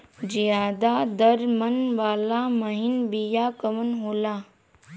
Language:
Bhojpuri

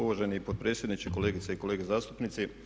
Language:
Croatian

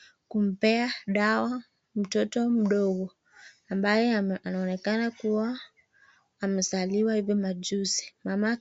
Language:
Swahili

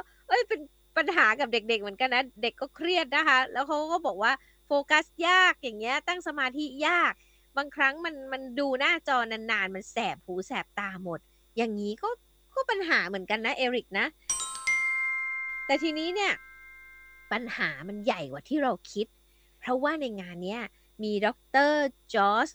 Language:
Thai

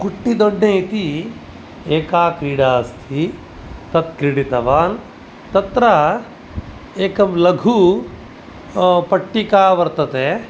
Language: Sanskrit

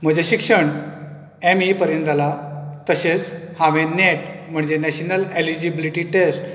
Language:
Konkani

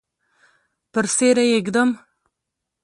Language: Pashto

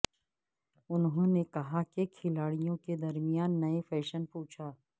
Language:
Urdu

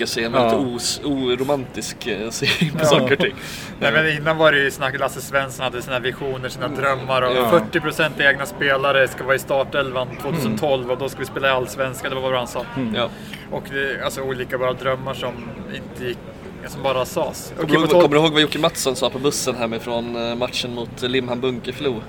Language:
Swedish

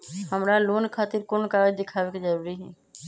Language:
Magahi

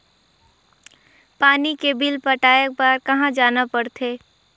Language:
Chhattisgarhi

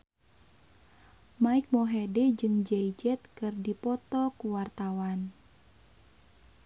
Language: Sundanese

